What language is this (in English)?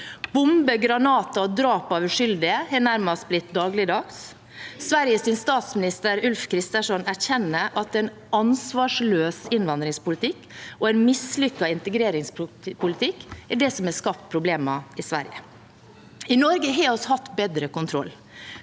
Norwegian